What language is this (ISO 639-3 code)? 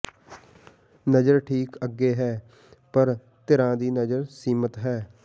pan